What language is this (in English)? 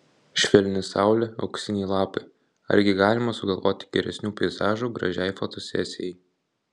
Lithuanian